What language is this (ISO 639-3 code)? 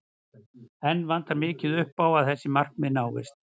isl